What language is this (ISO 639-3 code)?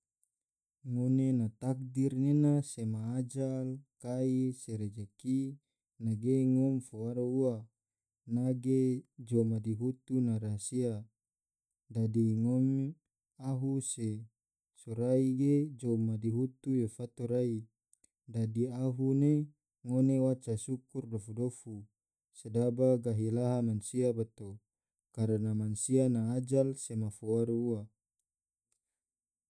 tvo